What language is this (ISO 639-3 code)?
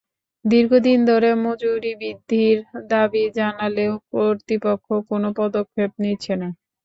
ben